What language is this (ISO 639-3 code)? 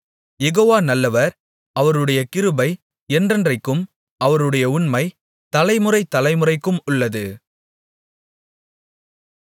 tam